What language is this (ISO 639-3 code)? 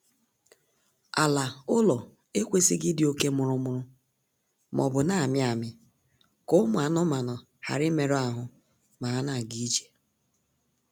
ibo